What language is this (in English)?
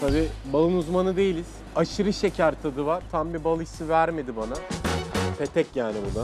Turkish